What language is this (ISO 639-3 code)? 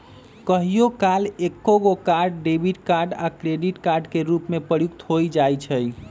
mag